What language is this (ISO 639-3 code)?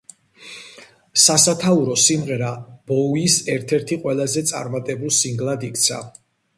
kat